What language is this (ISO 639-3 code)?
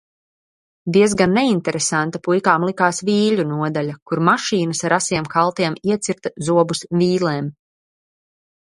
lav